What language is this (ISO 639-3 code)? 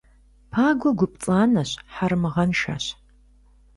kbd